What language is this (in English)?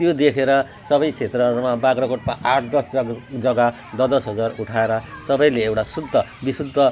Nepali